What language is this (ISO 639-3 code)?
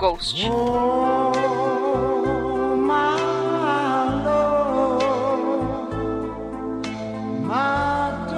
por